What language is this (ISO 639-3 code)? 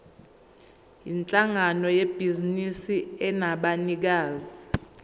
zul